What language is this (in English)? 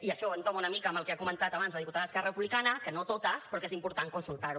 Catalan